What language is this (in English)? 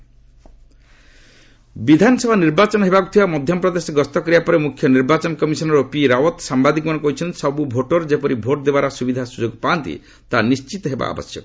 Odia